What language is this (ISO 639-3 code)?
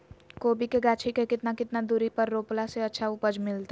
mag